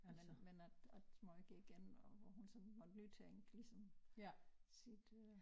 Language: Danish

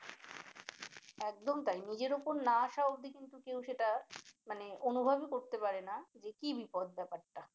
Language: Bangla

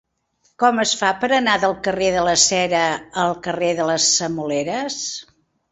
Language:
Catalan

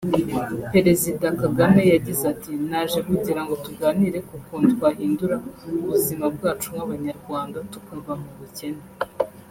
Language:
Kinyarwanda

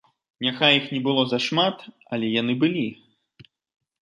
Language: Belarusian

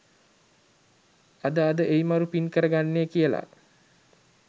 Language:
Sinhala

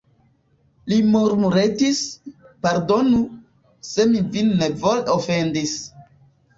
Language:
Esperanto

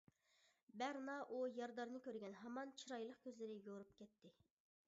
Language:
Uyghur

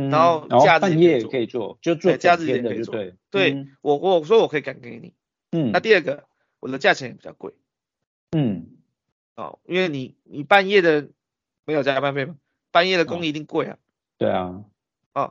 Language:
Chinese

